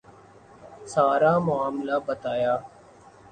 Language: Urdu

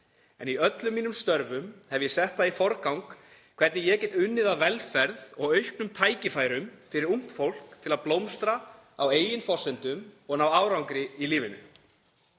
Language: Icelandic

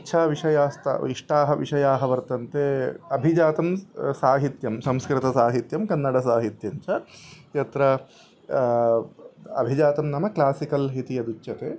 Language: Sanskrit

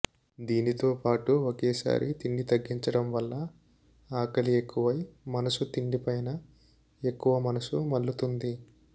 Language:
Telugu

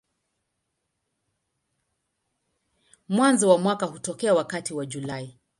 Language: Swahili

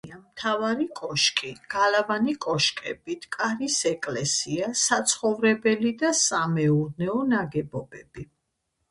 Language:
Georgian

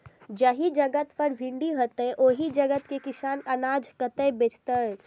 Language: Maithili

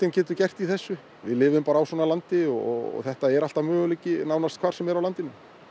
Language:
Icelandic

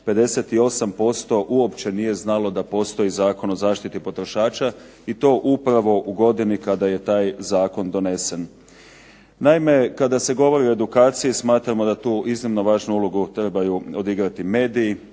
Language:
Croatian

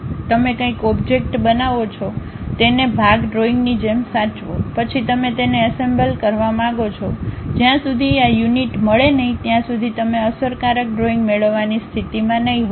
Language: Gujarati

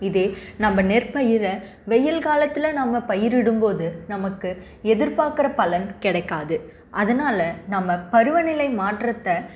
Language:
Tamil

